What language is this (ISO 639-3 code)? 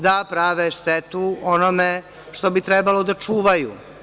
srp